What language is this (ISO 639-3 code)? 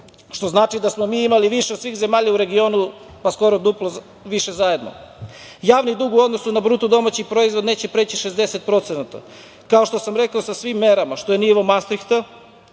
srp